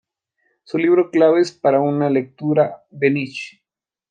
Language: Spanish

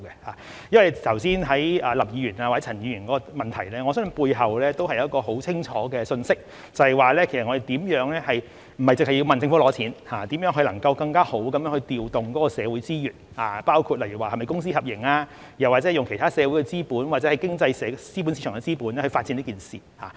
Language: Cantonese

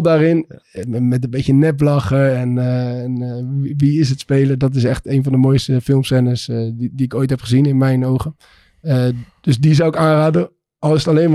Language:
Dutch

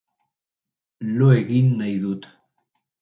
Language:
Basque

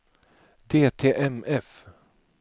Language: Swedish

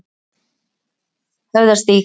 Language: Icelandic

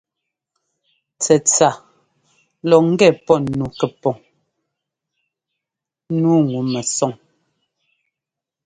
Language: Ngomba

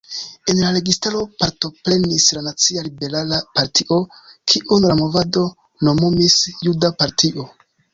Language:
Esperanto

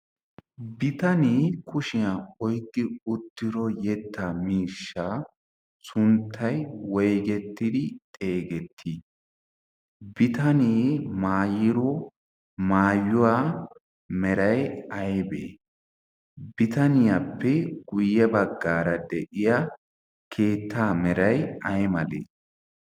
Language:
Wolaytta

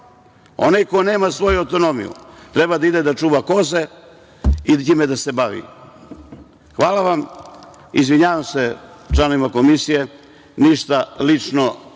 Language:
Serbian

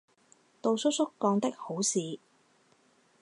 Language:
Chinese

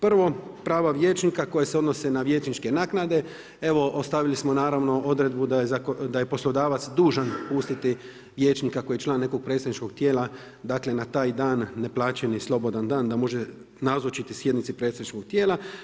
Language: Croatian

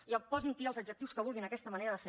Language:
Catalan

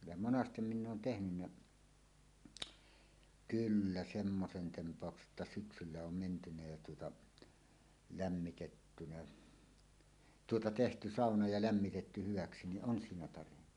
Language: Finnish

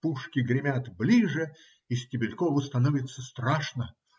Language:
Russian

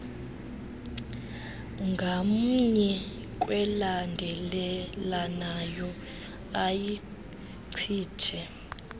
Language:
Xhosa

